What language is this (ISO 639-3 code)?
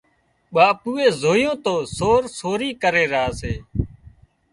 kxp